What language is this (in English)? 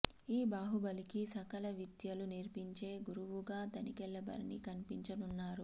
Telugu